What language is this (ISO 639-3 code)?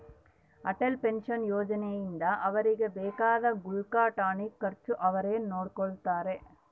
kan